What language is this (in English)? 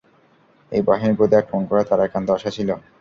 Bangla